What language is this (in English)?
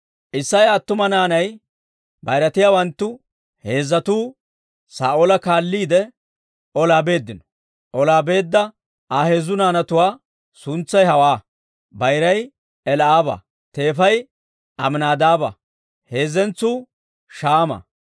Dawro